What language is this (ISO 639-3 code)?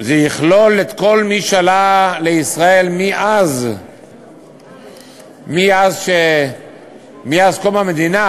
heb